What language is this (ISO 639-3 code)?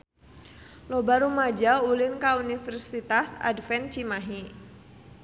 sun